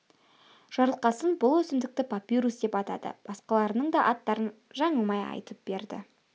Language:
Kazakh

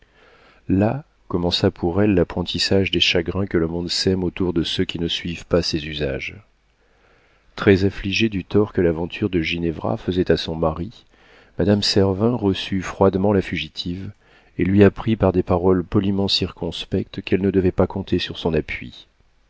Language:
French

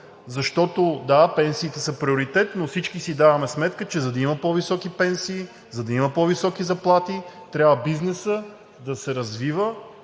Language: Bulgarian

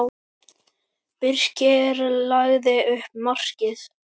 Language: Icelandic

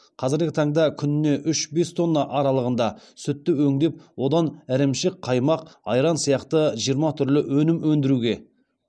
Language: Kazakh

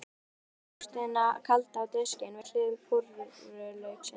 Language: Icelandic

